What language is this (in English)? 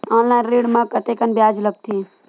Chhattisgarhi